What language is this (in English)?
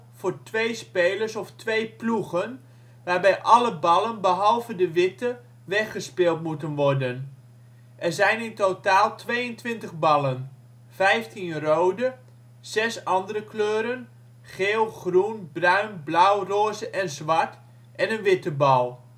Dutch